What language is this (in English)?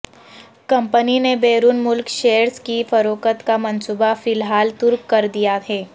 Urdu